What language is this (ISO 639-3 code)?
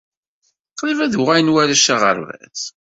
kab